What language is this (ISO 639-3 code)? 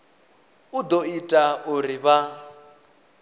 ven